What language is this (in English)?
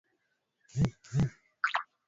Swahili